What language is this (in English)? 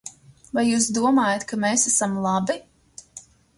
Latvian